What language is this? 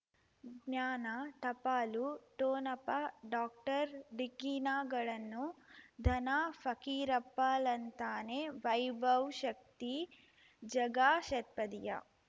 Kannada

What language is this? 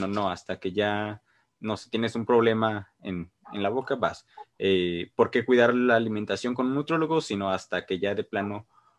Spanish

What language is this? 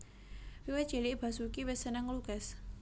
Javanese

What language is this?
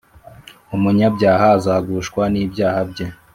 Kinyarwanda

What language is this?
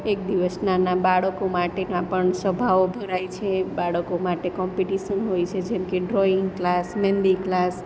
Gujarati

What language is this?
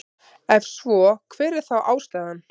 Icelandic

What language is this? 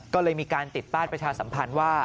Thai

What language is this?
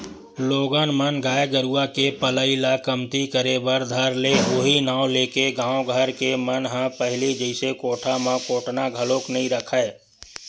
Chhattisgarhi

